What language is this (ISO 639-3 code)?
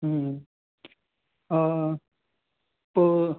snd